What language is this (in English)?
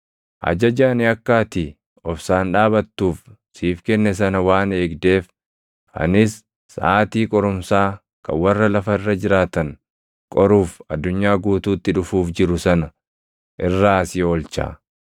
Oromo